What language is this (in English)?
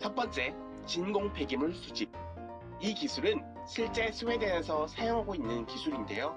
Korean